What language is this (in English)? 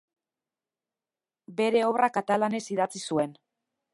Basque